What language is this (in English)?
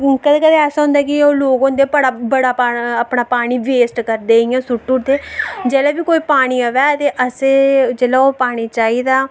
Dogri